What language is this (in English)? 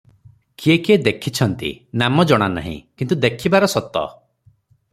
Odia